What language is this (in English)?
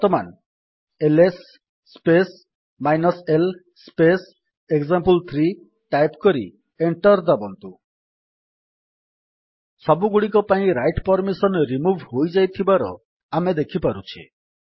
Odia